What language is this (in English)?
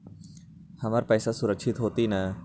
Magahi